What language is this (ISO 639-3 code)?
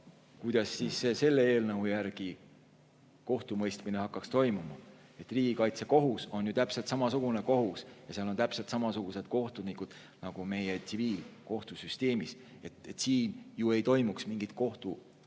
est